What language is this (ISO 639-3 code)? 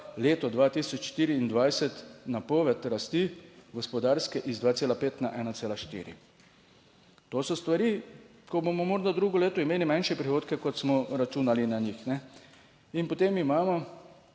slv